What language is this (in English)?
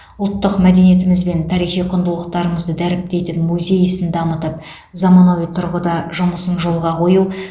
Kazakh